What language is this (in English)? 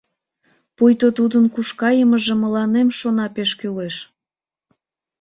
Mari